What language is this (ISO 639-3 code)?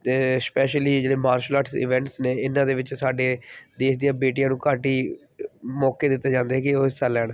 pan